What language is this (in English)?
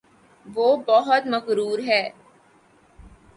Urdu